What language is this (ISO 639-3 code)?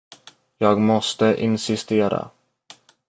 swe